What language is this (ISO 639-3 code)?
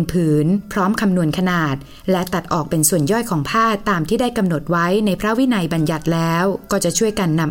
tha